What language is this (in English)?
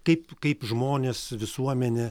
Lithuanian